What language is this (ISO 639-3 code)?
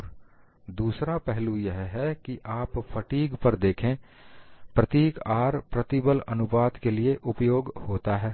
hin